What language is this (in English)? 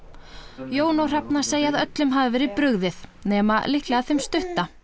Icelandic